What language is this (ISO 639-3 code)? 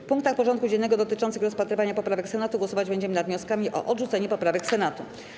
pol